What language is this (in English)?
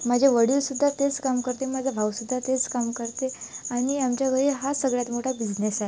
Marathi